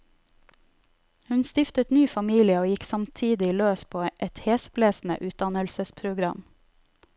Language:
Norwegian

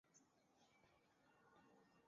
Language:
Chinese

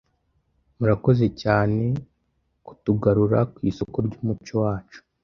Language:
Kinyarwanda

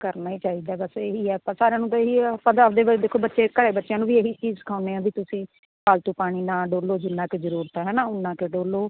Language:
Punjabi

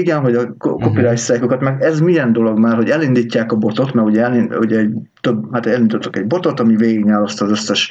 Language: Hungarian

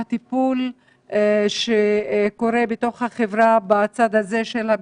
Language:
Hebrew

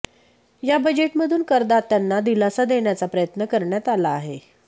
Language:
Marathi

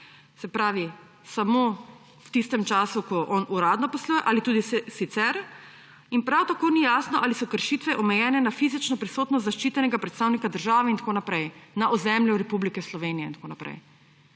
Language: Slovenian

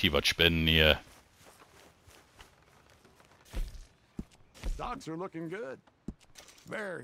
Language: German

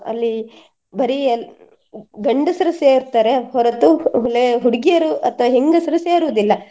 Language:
Kannada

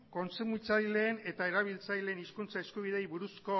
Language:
Basque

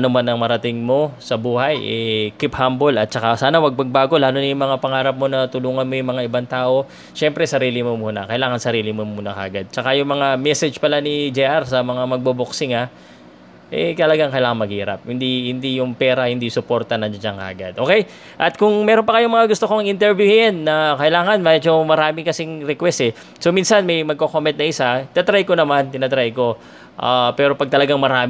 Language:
Filipino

